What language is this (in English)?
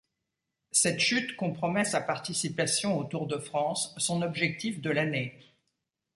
French